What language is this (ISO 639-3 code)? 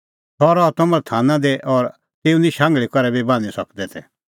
kfx